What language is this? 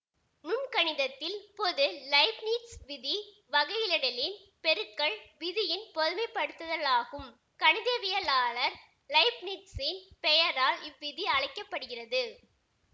Tamil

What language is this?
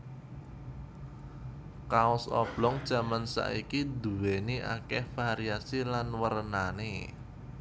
Javanese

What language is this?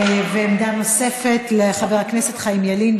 Hebrew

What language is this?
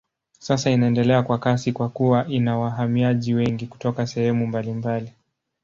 Swahili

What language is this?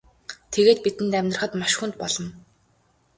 Mongolian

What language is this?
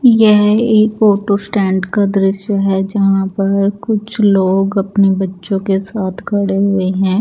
Hindi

